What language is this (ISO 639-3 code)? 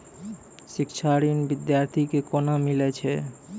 mai